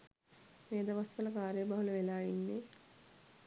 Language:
Sinhala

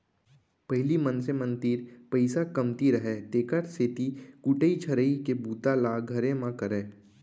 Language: Chhattisgarhi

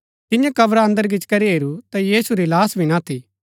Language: Gaddi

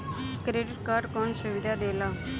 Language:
Bhojpuri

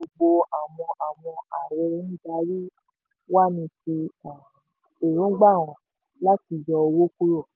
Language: Yoruba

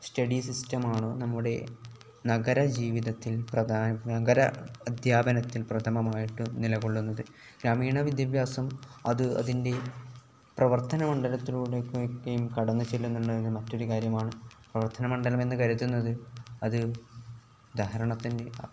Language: Malayalam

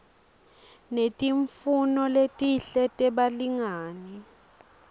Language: Swati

